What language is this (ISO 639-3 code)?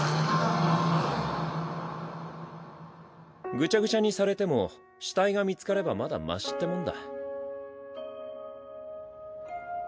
jpn